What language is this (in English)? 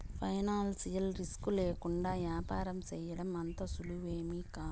Telugu